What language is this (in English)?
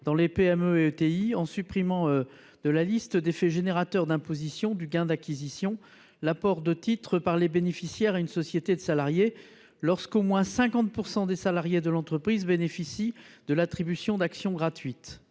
French